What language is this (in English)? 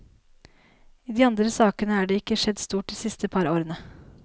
Norwegian